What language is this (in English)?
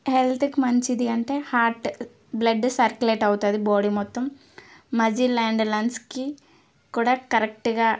Telugu